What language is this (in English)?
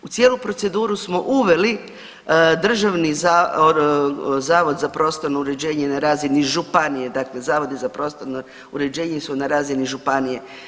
Croatian